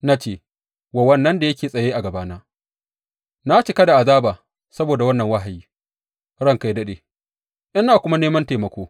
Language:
Hausa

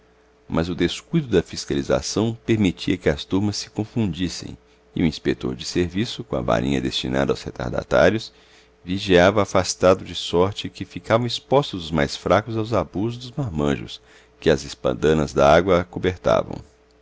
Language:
Portuguese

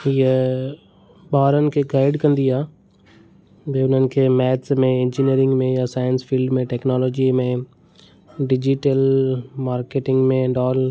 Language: Sindhi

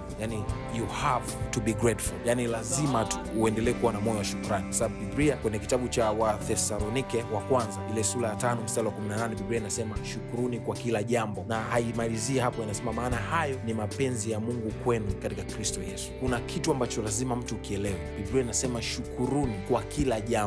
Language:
Swahili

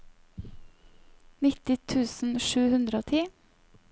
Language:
Norwegian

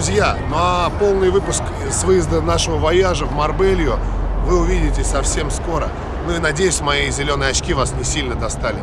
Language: Russian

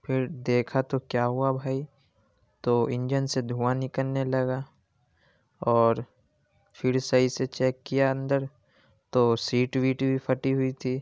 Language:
Urdu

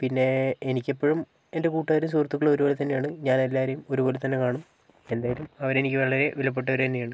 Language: Malayalam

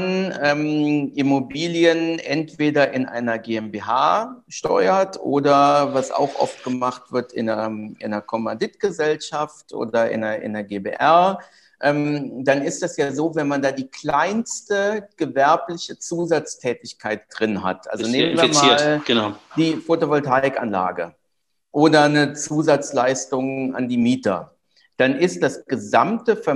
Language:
German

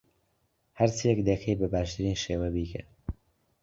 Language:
Central Kurdish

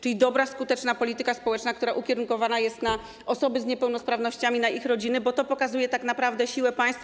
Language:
Polish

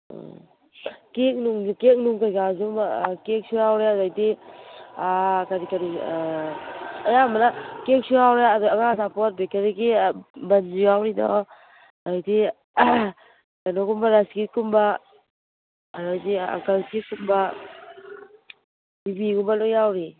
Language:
Manipuri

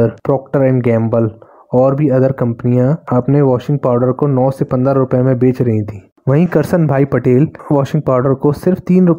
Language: Hindi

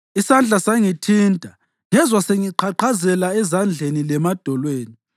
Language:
North Ndebele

